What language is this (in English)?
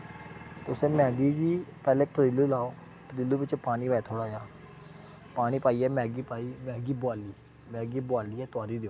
Dogri